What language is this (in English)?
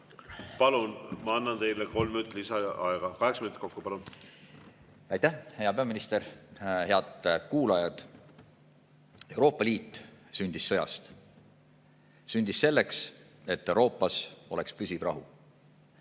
Estonian